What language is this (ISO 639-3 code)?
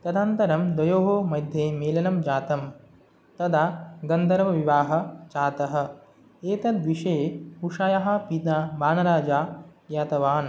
san